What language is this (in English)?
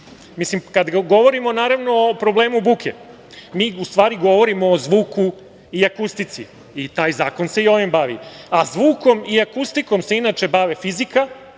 Serbian